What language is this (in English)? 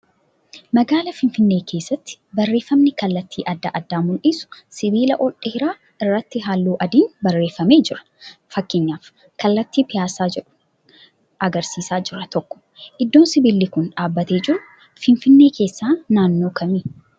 Oromo